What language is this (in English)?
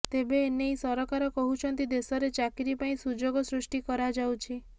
Odia